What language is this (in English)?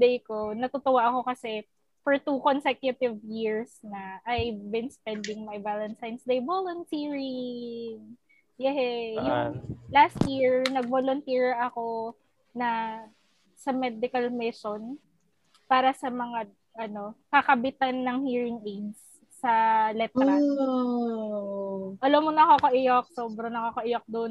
Filipino